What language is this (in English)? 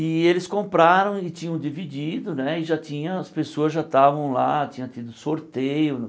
Portuguese